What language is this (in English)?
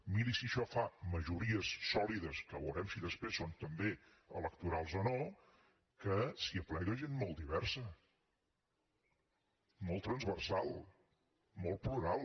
Catalan